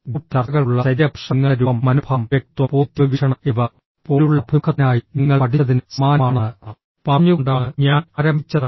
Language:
Malayalam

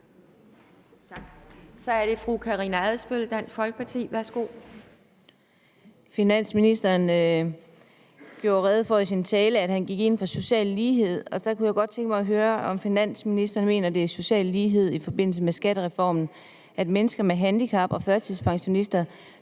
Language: Danish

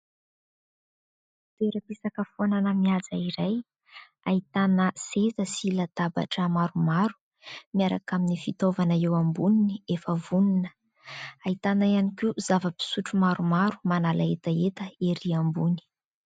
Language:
Malagasy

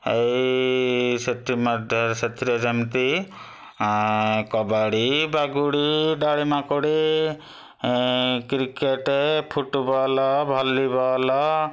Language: Odia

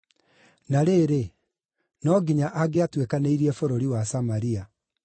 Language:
Kikuyu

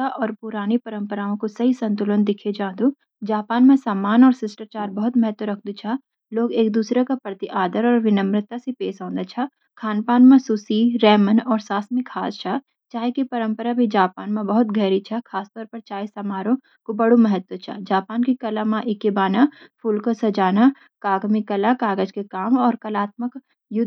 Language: Garhwali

